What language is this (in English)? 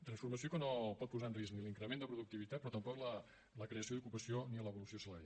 Catalan